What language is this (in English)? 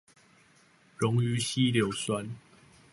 Chinese